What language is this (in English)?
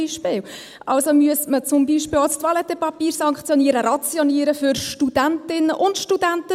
Swiss German